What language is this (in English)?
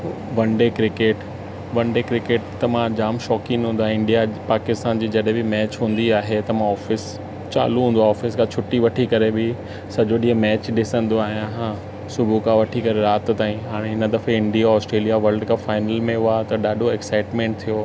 Sindhi